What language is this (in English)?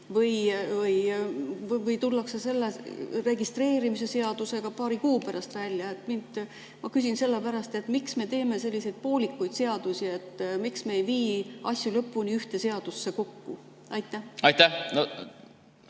Estonian